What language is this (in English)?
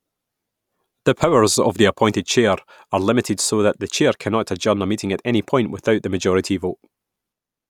English